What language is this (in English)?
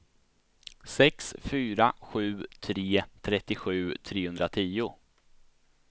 Swedish